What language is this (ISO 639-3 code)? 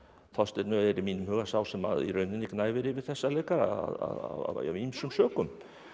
isl